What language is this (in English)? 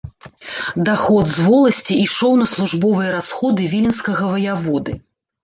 Belarusian